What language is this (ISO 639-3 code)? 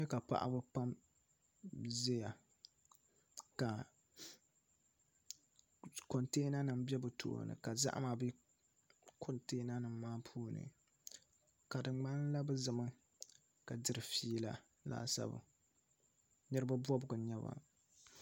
dag